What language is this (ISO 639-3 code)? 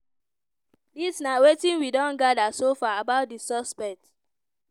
pcm